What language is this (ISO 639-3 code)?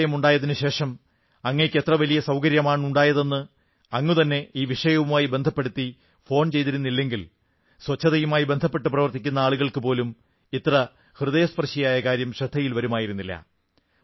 mal